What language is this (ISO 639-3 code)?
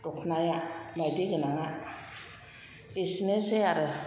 brx